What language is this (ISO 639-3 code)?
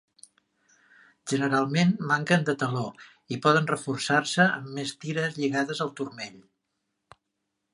cat